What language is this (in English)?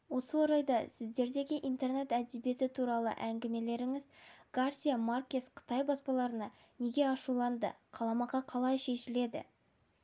Kazakh